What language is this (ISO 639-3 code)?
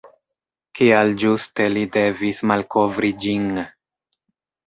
epo